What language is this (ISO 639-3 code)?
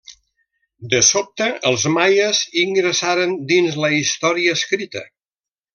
cat